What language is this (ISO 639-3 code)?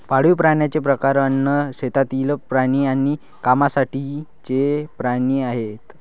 mar